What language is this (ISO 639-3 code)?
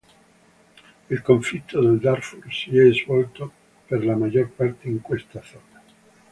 ita